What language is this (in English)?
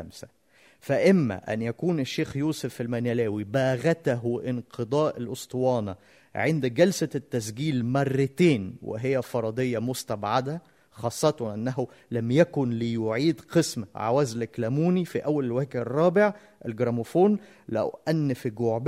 Arabic